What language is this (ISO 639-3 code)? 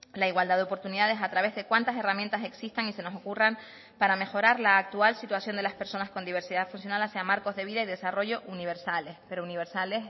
spa